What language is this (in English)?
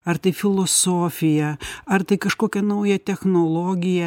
Lithuanian